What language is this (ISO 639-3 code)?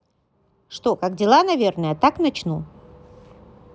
rus